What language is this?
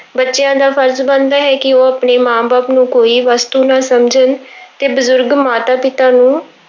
Punjabi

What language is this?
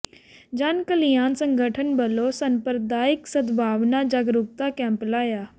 Punjabi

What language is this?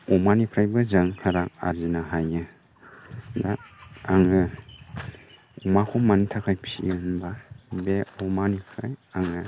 Bodo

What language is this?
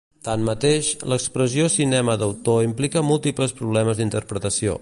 Catalan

